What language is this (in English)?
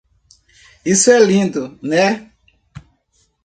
Portuguese